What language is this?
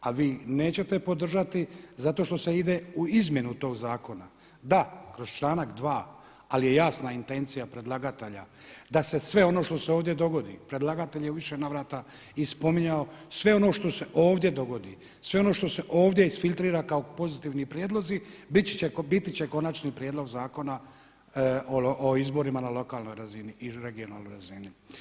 Croatian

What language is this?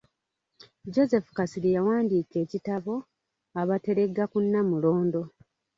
Ganda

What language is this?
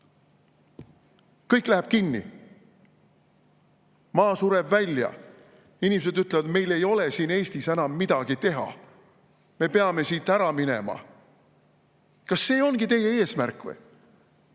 Estonian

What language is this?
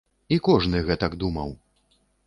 Belarusian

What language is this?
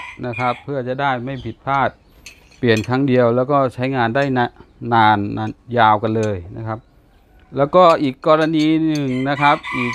Thai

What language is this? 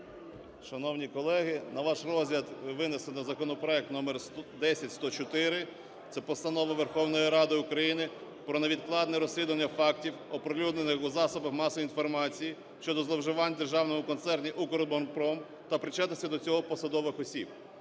Ukrainian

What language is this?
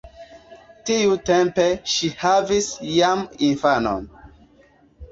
Esperanto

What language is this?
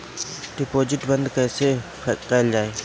Bhojpuri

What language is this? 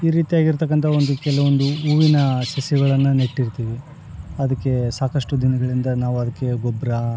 Kannada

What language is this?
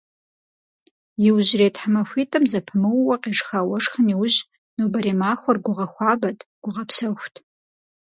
Kabardian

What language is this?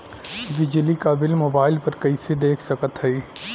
Bhojpuri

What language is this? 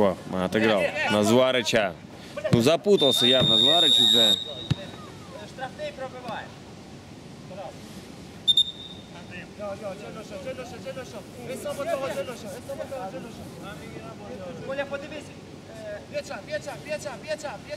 Russian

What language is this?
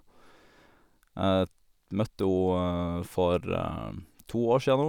Norwegian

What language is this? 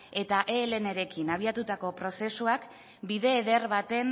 Basque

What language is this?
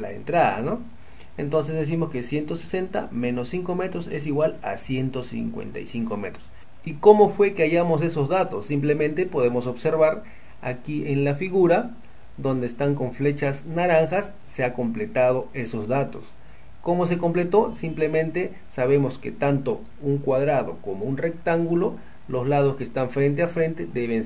Spanish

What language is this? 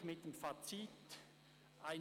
Swiss German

